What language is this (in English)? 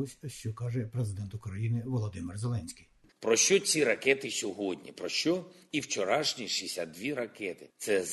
Ukrainian